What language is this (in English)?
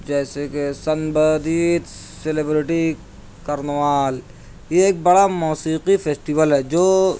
Urdu